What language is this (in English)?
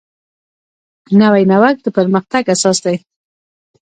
Pashto